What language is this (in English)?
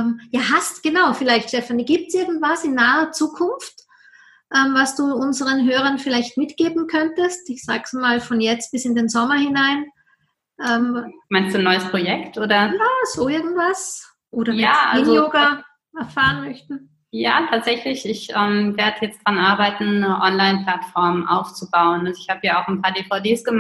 German